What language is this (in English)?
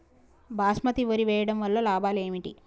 Telugu